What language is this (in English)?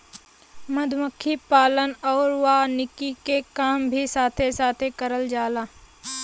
Bhojpuri